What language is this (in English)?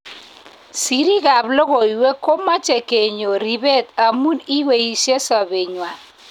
Kalenjin